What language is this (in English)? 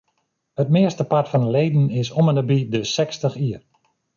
Western Frisian